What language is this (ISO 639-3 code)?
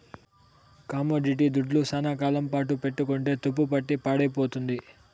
tel